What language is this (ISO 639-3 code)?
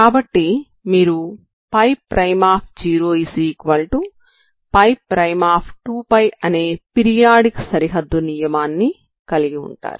tel